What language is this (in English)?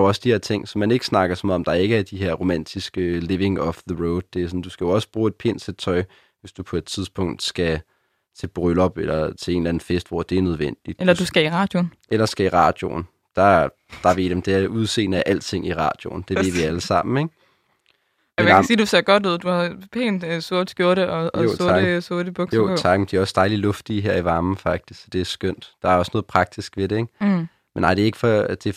Danish